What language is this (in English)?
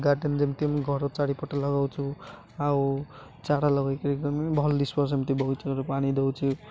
Odia